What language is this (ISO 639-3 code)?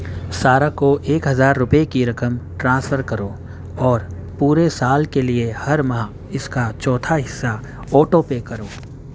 urd